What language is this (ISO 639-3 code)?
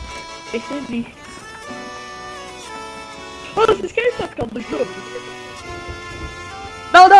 por